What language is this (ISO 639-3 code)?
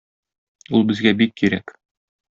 tat